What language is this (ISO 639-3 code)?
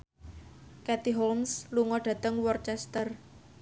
jav